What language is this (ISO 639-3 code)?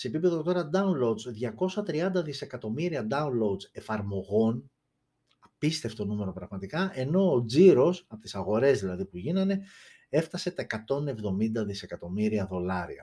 ell